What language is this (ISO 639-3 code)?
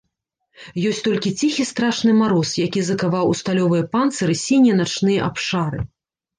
bel